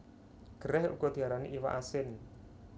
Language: Javanese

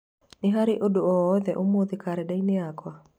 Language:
Kikuyu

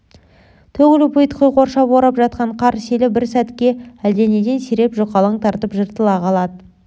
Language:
Kazakh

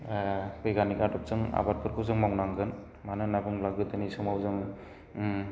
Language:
Bodo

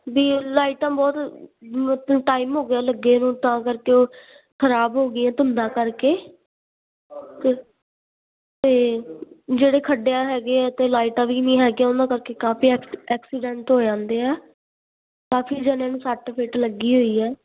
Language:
Punjabi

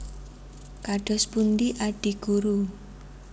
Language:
Javanese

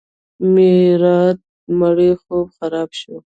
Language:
Pashto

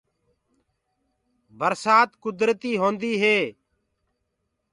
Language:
Gurgula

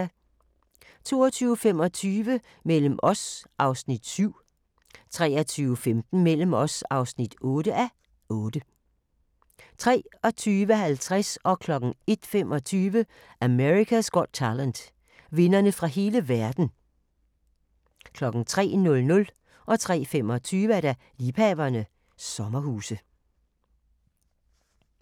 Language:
Danish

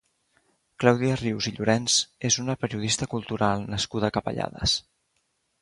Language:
Catalan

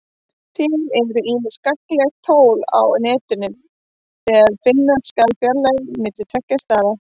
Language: Icelandic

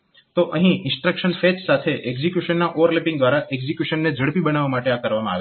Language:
Gujarati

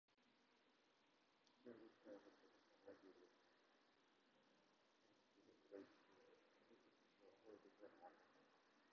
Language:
Japanese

